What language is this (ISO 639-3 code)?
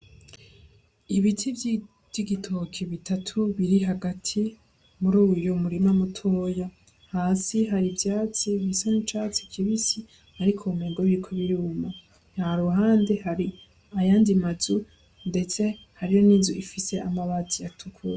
run